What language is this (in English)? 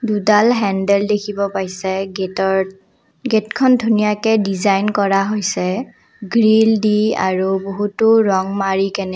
Assamese